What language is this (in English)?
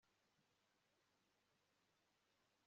Kinyarwanda